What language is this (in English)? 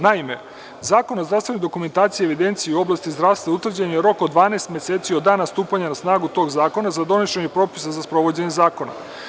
Serbian